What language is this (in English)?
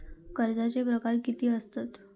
Marathi